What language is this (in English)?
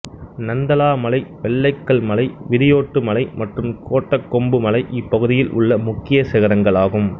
Tamil